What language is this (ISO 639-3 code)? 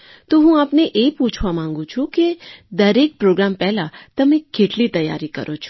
guj